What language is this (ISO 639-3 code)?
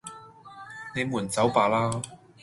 yue